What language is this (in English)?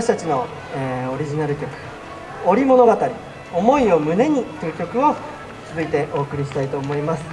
Japanese